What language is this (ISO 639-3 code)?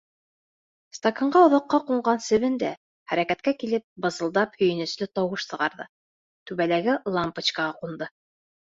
bak